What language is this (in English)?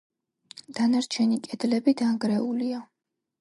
Georgian